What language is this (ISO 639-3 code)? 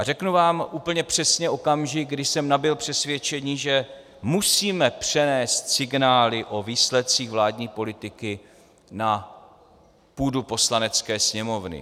ces